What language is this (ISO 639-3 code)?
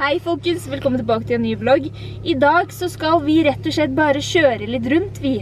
nor